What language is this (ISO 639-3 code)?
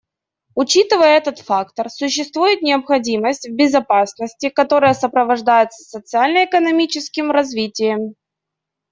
rus